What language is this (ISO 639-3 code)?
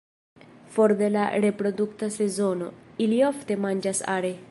epo